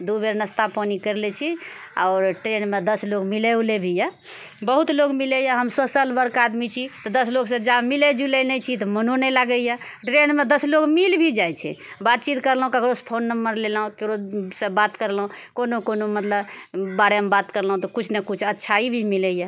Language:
Maithili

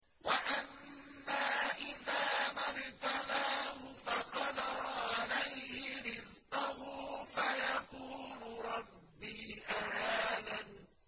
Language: Arabic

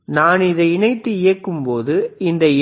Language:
Tamil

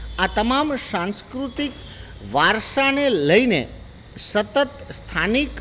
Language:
Gujarati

